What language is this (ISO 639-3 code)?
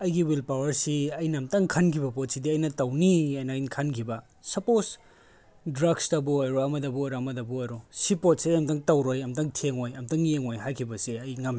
mni